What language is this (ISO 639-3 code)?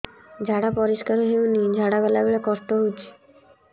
ori